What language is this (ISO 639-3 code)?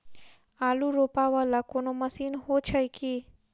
mai